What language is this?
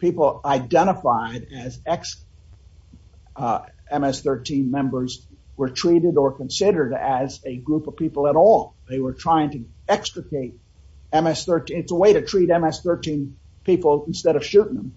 English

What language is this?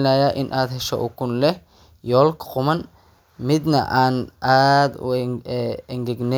Somali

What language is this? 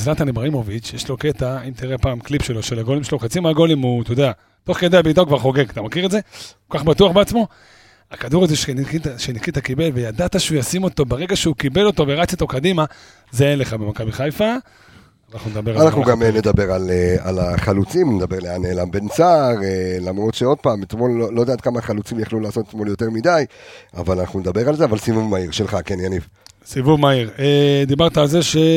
Hebrew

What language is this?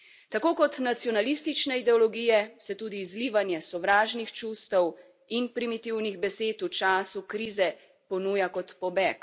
Slovenian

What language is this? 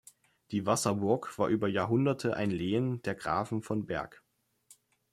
German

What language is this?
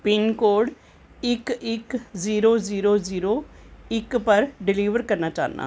Dogri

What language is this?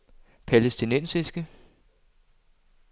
Danish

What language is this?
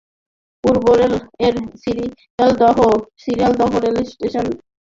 Bangla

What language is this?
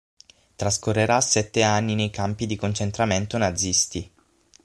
Italian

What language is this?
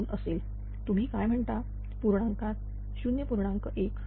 Marathi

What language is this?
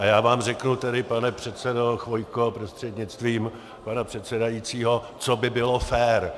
Czech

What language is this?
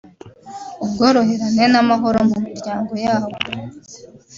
Kinyarwanda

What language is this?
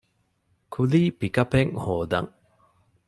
Divehi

